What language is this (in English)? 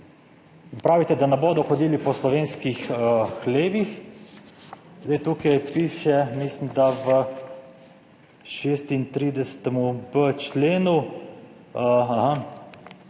Slovenian